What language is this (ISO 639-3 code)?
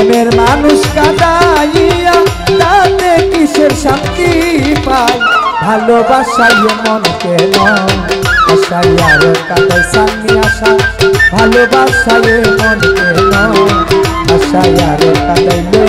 ind